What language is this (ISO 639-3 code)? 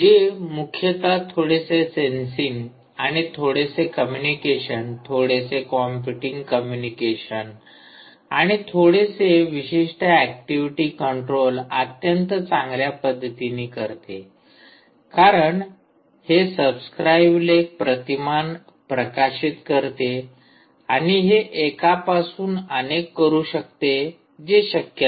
mar